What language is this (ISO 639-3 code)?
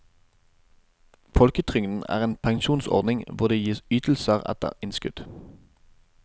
nor